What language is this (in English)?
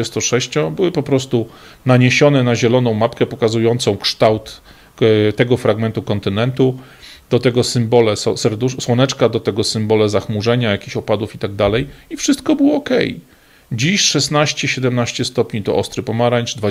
Polish